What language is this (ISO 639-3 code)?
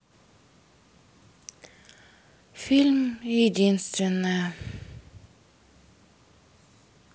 rus